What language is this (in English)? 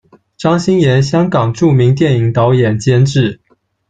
Chinese